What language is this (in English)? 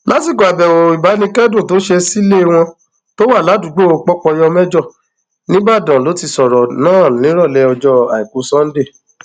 Yoruba